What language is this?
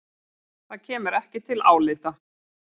Icelandic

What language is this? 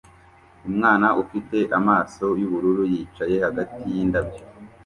Kinyarwanda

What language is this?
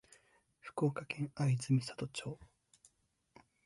Japanese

